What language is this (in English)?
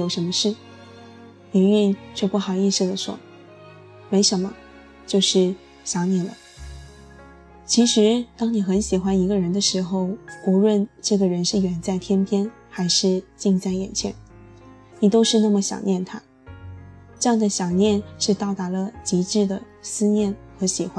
Chinese